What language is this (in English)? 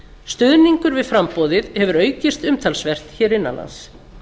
Icelandic